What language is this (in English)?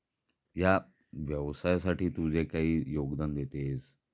Marathi